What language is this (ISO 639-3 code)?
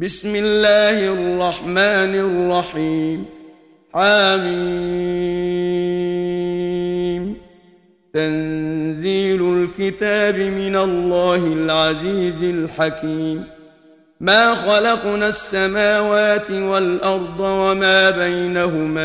ara